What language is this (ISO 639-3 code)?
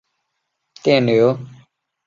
zho